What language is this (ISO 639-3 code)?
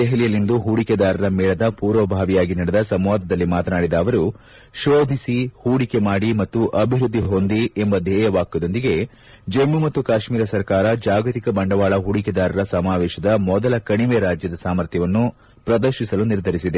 kan